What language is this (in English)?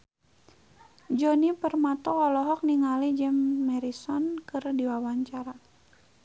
Sundanese